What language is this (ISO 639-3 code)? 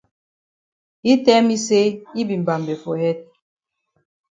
wes